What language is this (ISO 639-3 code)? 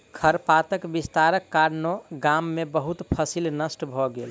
mai